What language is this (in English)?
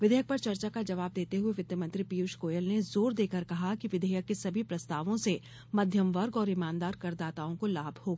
Hindi